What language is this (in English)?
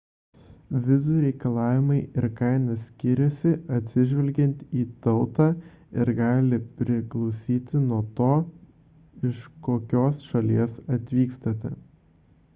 Lithuanian